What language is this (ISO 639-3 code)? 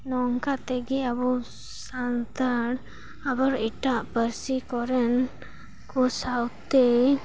sat